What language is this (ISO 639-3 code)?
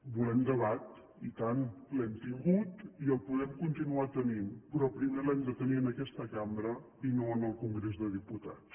cat